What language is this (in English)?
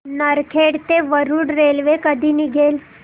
Marathi